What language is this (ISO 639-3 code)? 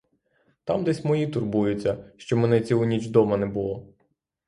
ukr